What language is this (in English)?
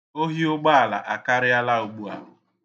Igbo